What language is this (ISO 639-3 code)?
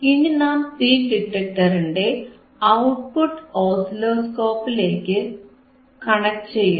mal